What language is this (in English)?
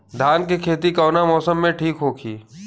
Bhojpuri